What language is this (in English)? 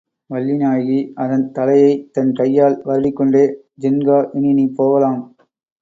Tamil